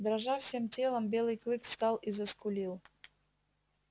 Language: Russian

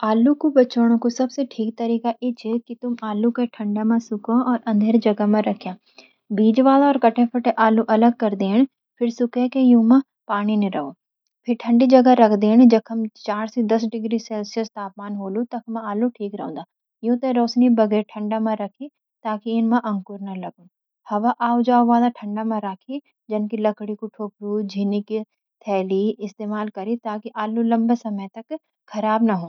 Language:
Garhwali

